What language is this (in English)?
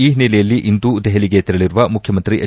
Kannada